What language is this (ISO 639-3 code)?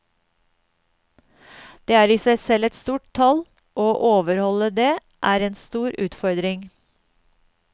nor